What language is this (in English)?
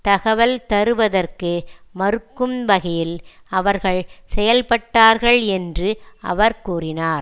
Tamil